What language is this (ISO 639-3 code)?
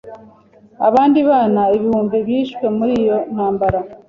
kin